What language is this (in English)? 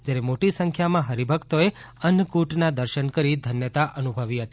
Gujarati